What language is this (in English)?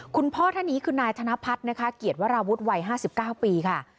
Thai